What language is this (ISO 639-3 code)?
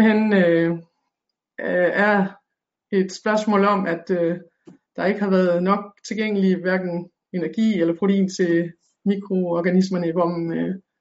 dan